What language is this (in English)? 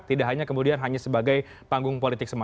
Indonesian